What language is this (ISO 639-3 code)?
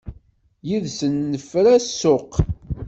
kab